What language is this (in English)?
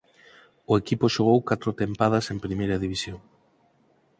Galician